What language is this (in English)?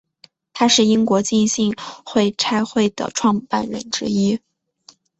Chinese